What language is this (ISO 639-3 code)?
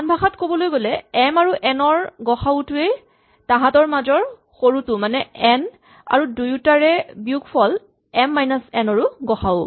asm